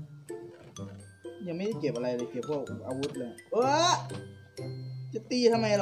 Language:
Thai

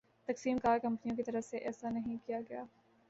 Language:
Urdu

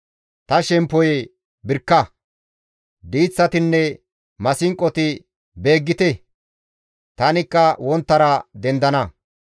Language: Gamo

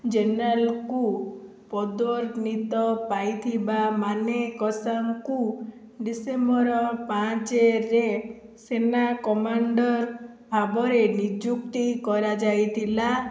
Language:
Odia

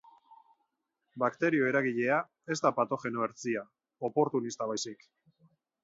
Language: Basque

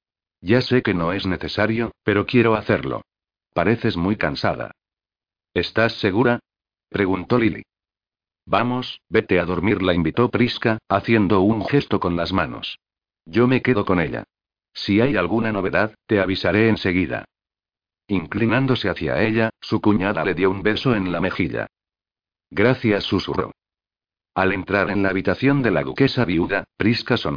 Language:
Spanish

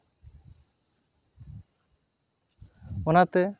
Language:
Santali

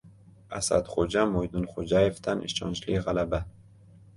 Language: Uzbek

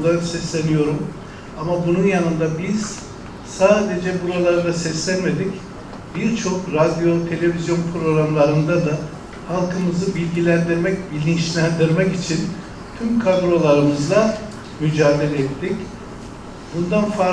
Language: Turkish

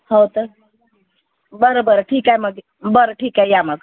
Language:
Marathi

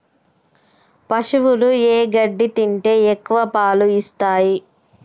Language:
Telugu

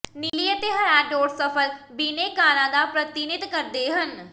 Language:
Punjabi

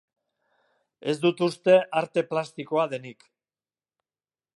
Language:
Basque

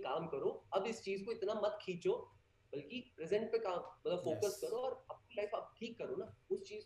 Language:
Hindi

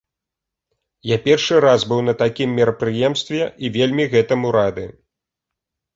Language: Belarusian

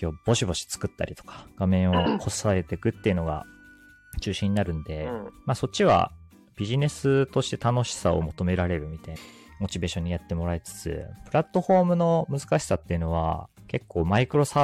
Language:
Japanese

